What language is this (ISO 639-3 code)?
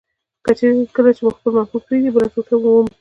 pus